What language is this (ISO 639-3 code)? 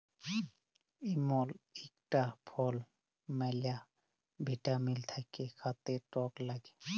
ben